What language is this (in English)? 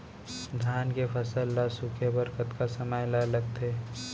Chhattisgarhi